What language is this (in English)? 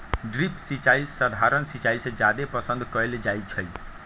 Magahi